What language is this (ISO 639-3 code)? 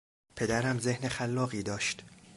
fas